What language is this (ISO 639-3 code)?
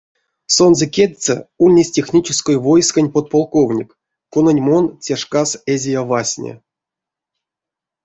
myv